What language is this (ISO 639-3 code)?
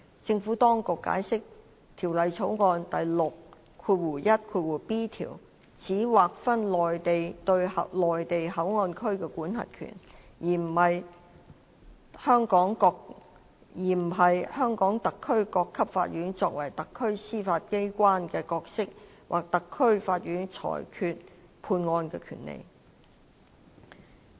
yue